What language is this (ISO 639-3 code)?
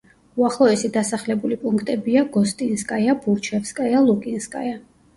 kat